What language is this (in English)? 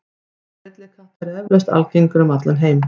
Icelandic